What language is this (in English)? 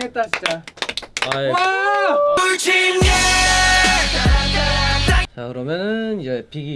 Korean